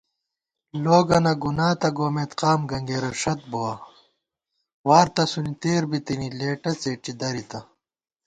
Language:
Gawar-Bati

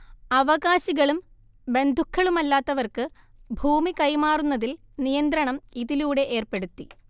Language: Malayalam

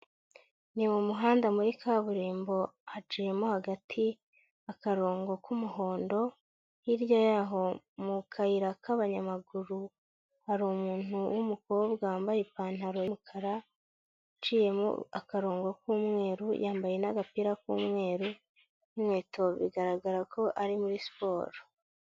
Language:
Kinyarwanda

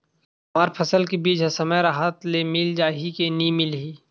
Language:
Chhattisgarhi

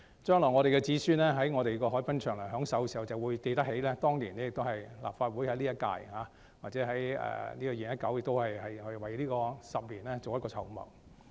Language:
Cantonese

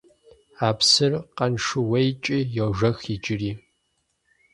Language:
Kabardian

